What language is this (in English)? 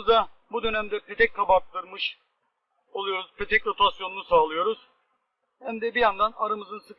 Turkish